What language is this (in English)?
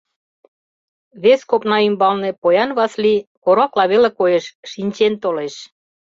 Mari